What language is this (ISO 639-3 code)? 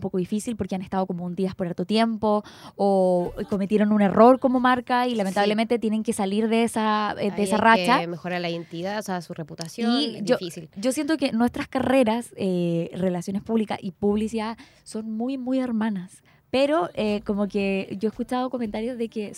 spa